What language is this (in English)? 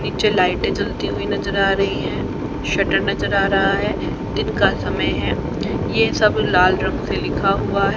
Hindi